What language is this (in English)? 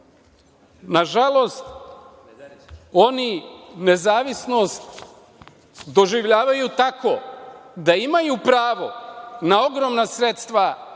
Serbian